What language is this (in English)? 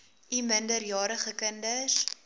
Afrikaans